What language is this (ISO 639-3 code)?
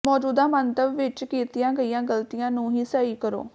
pan